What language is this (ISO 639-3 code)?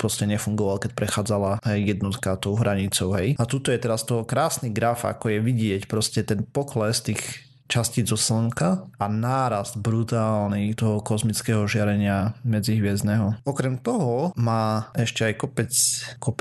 slk